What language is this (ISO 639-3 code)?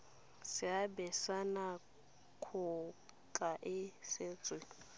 tsn